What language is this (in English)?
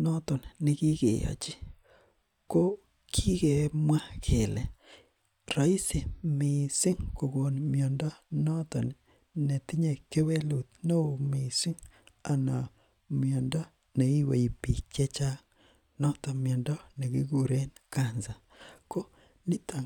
Kalenjin